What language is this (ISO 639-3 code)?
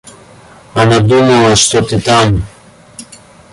rus